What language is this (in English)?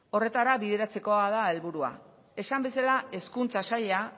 Basque